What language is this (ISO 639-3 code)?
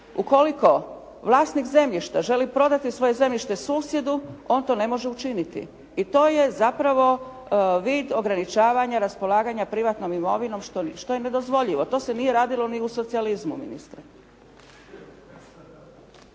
hrv